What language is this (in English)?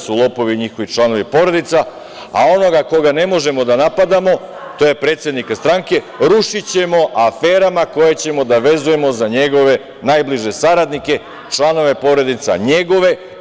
Serbian